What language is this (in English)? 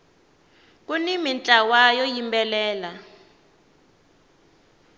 Tsonga